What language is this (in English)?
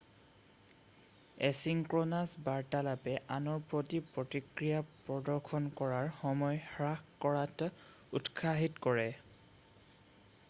Assamese